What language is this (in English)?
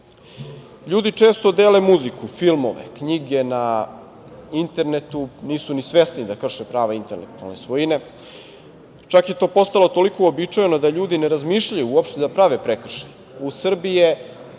Serbian